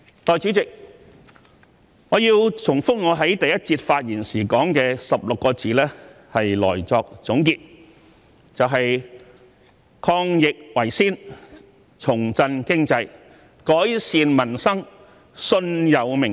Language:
Cantonese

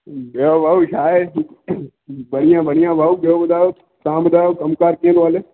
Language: Sindhi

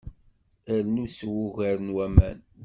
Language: Kabyle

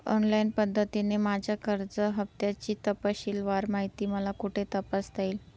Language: Marathi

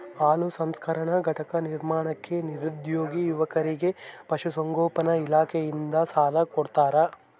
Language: Kannada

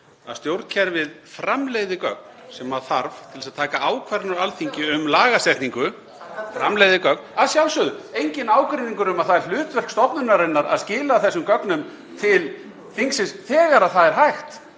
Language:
Icelandic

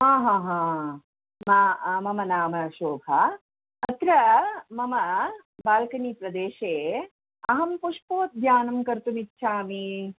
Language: Sanskrit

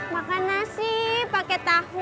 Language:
Indonesian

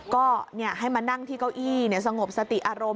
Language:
Thai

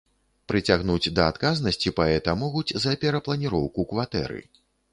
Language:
Belarusian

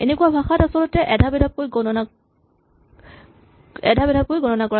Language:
Assamese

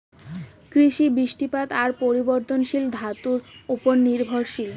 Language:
Bangla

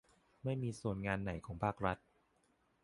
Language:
Thai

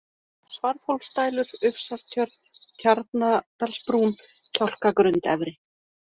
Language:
Icelandic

